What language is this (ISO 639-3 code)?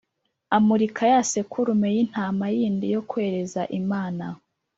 kin